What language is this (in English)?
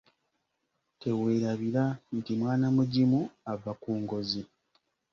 Ganda